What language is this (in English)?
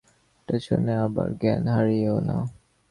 Bangla